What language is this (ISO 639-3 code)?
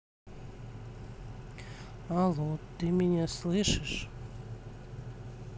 rus